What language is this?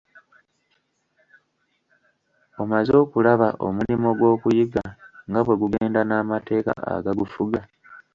Ganda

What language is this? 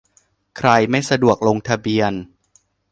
Thai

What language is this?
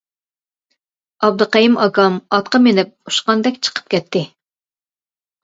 Uyghur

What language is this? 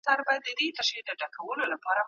Pashto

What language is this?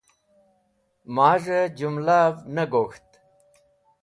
Wakhi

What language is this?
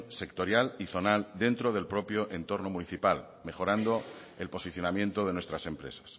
Spanish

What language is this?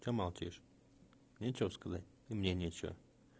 Russian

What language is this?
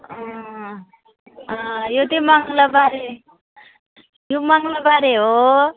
Nepali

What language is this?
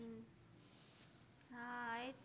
Gujarati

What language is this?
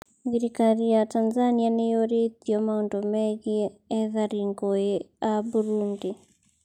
Kikuyu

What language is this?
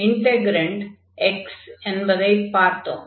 Tamil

